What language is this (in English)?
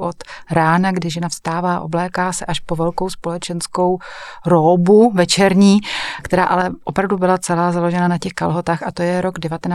Czech